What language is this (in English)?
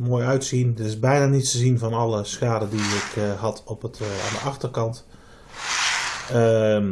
Dutch